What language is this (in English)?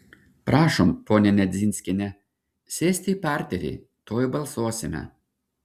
Lithuanian